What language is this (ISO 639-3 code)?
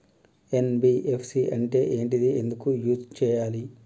tel